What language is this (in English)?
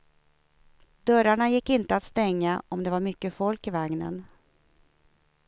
Swedish